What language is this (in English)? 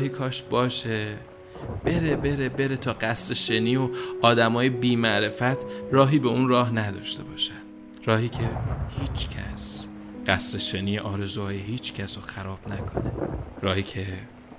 Persian